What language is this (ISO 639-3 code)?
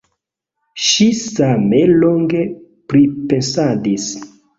epo